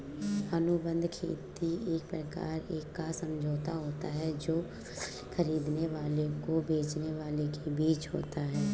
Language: Hindi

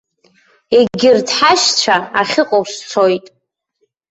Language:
Abkhazian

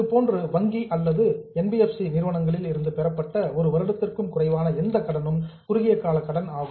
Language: Tamil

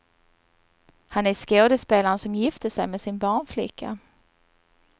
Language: Swedish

